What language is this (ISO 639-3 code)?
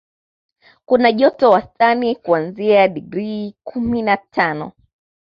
swa